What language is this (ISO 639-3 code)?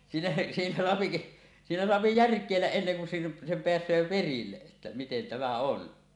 fin